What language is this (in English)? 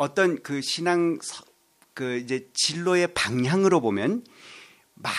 Korean